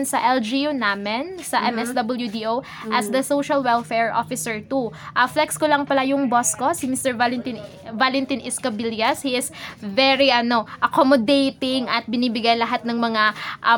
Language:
Filipino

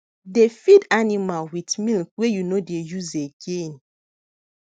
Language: Nigerian Pidgin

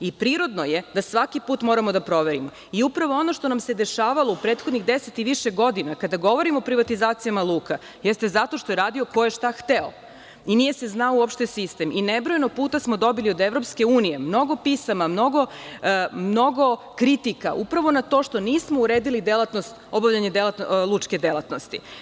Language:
Serbian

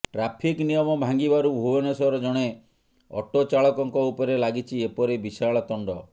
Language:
Odia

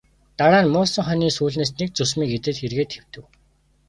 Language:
Mongolian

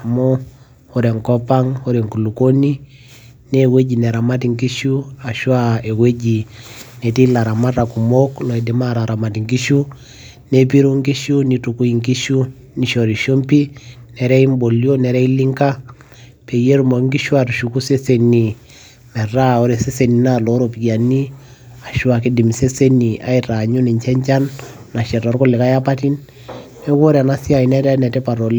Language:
Masai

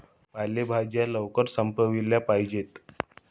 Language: Marathi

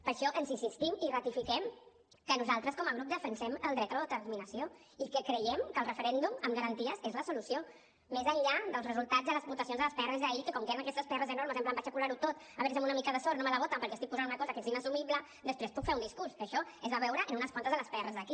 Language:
Catalan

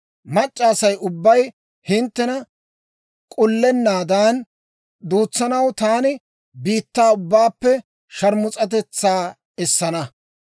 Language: Dawro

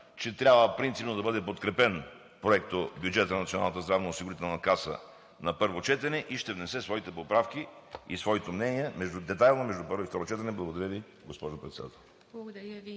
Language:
Bulgarian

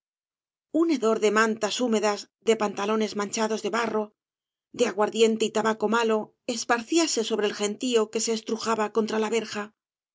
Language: Spanish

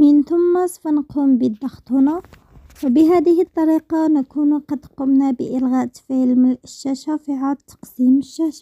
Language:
Arabic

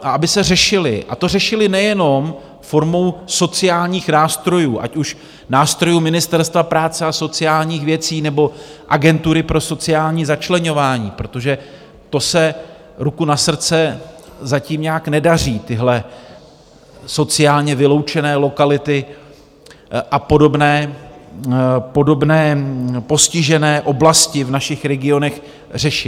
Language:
Czech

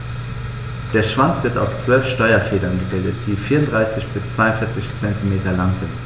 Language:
German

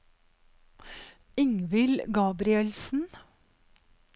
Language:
Norwegian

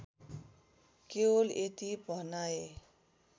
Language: Nepali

